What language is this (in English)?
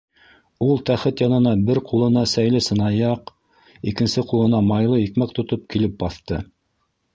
Bashkir